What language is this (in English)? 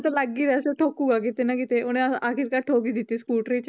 Punjabi